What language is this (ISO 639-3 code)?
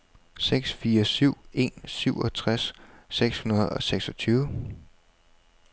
dan